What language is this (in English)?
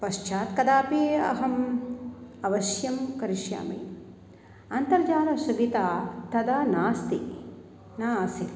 Sanskrit